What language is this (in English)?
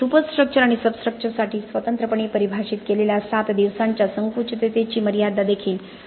Marathi